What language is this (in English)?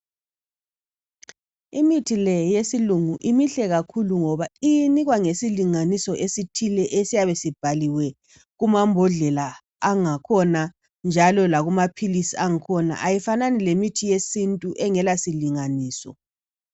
North Ndebele